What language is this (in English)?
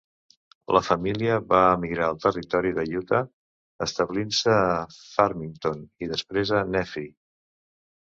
Catalan